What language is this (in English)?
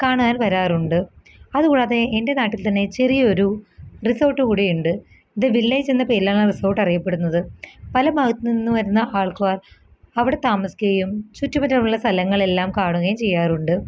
Malayalam